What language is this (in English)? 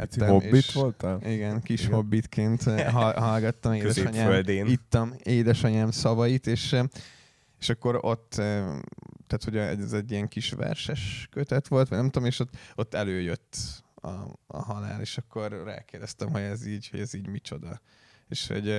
Hungarian